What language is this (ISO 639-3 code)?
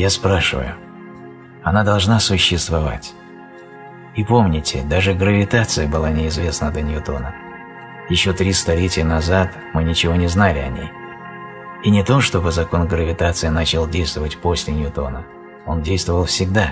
rus